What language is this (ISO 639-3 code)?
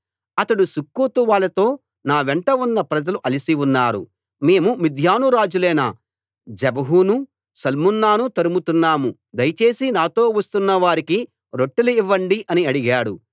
tel